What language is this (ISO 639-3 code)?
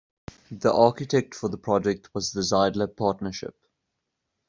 eng